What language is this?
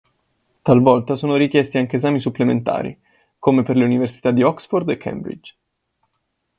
Italian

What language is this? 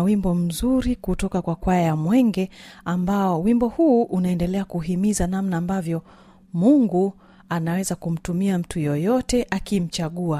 Swahili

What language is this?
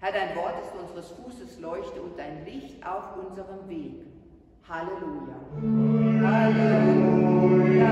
German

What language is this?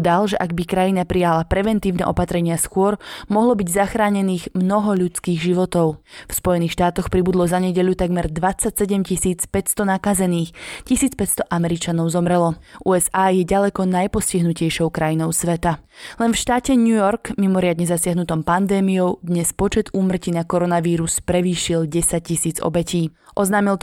Slovak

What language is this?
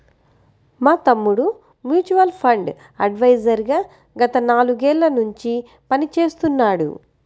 Telugu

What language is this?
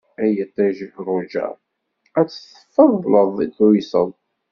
Kabyle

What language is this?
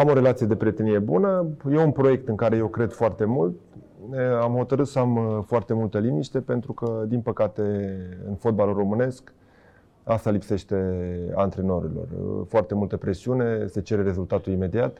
Romanian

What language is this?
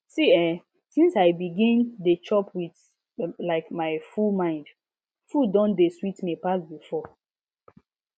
Nigerian Pidgin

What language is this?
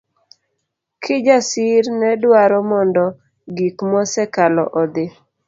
Luo (Kenya and Tanzania)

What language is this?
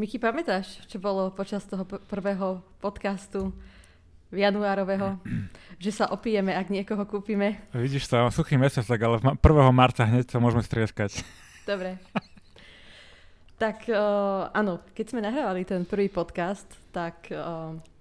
Slovak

